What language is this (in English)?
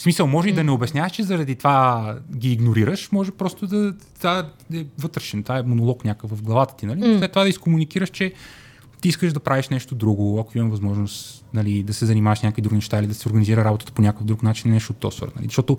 Bulgarian